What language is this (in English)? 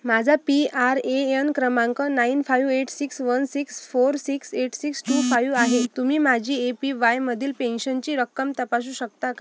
Marathi